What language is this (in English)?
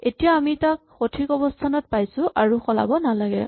Assamese